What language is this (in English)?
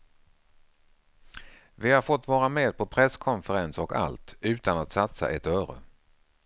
Swedish